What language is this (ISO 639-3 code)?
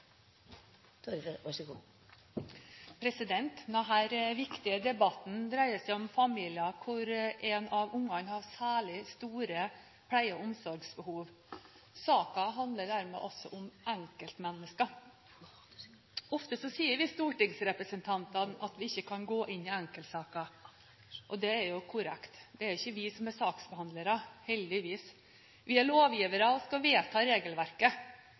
nob